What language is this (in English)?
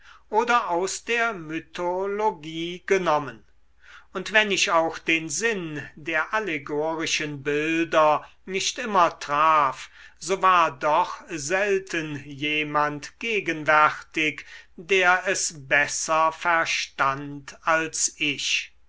German